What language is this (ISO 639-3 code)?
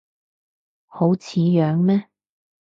yue